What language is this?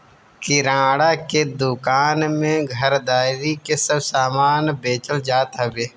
Bhojpuri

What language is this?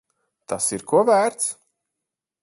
Latvian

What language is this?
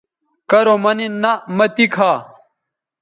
Bateri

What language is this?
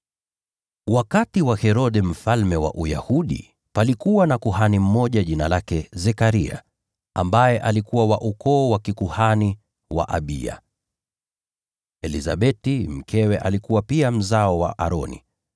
Swahili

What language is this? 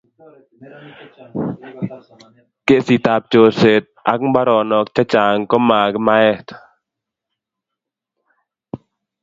Kalenjin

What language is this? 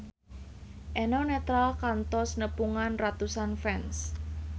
Sundanese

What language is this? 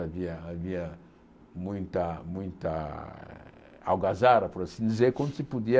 Portuguese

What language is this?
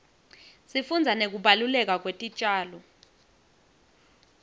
Swati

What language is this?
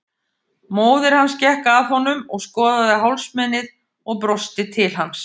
Icelandic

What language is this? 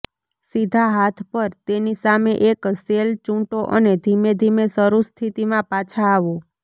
Gujarati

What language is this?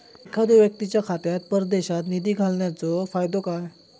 Marathi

